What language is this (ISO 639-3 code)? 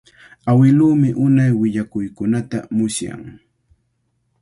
qvl